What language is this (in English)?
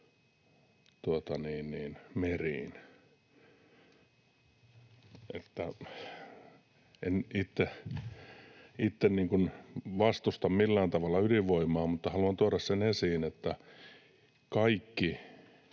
Finnish